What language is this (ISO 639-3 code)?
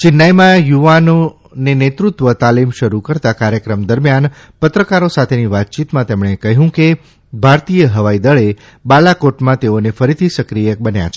guj